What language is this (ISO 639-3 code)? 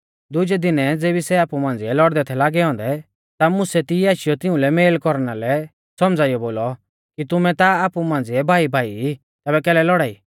bfz